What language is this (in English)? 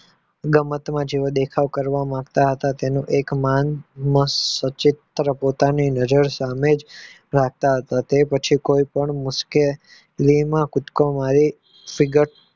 Gujarati